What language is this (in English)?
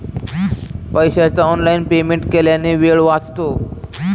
Marathi